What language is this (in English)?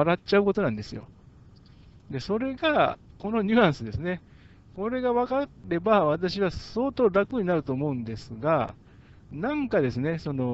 Japanese